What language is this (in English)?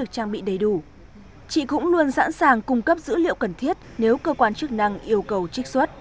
Vietnamese